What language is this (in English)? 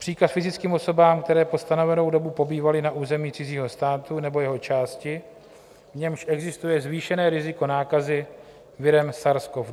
Czech